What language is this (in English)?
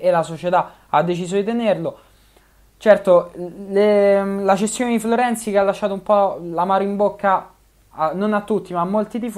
Italian